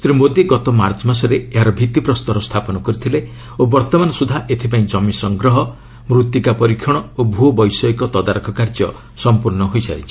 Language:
Odia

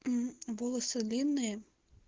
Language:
Russian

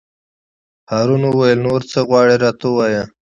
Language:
Pashto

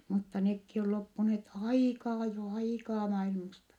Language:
Finnish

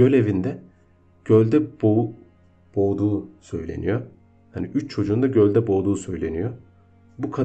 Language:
Turkish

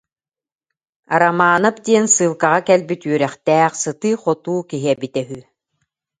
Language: Yakut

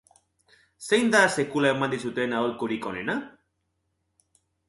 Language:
Basque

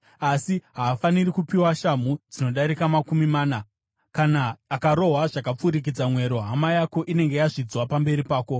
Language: Shona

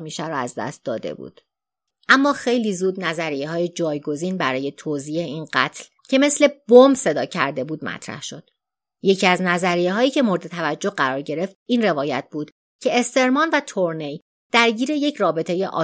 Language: Persian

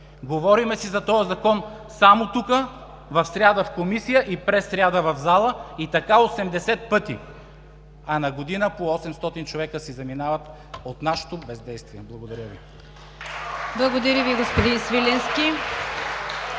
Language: Bulgarian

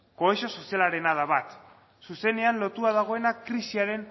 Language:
Basque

